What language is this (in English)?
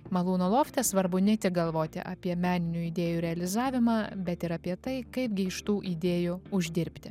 Lithuanian